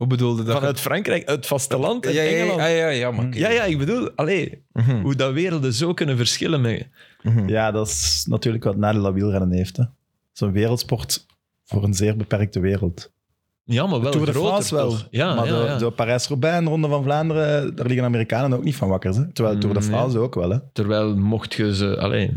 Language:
Dutch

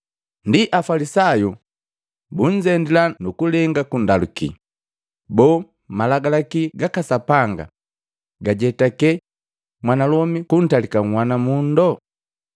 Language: Matengo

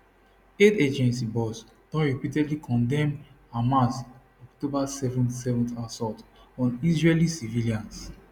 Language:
Nigerian Pidgin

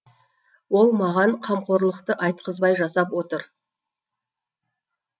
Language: Kazakh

